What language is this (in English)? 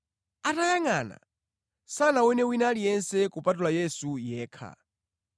Nyanja